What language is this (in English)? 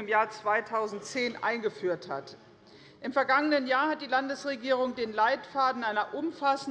German